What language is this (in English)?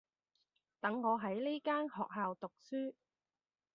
Cantonese